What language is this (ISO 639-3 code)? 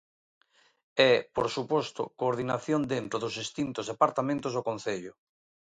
glg